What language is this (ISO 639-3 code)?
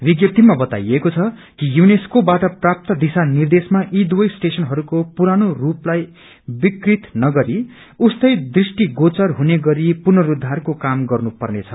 nep